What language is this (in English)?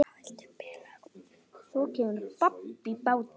Icelandic